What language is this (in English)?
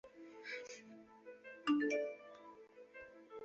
Chinese